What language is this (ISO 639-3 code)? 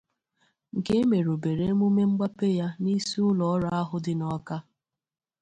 ibo